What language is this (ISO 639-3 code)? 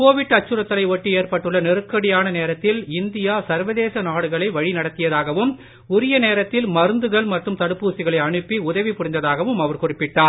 tam